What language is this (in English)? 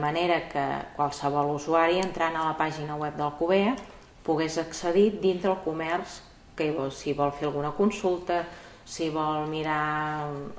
Catalan